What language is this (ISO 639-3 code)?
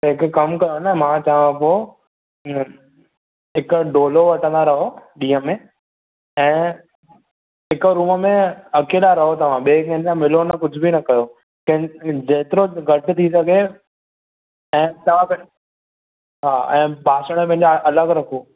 snd